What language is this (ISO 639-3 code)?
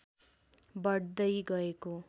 nep